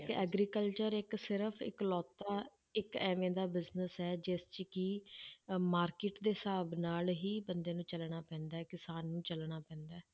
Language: Punjabi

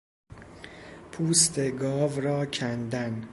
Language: Persian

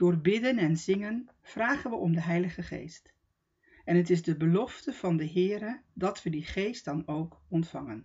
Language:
Dutch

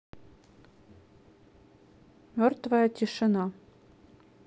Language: Russian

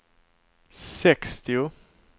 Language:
Swedish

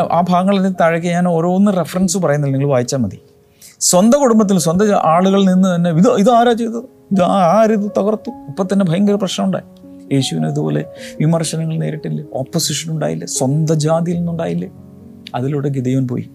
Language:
Malayalam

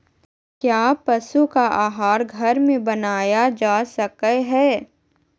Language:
Magahi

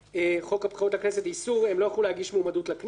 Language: Hebrew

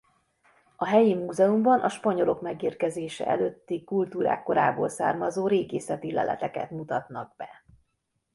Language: Hungarian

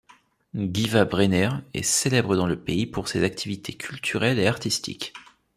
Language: French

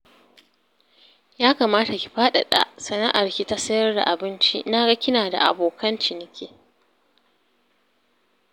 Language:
Hausa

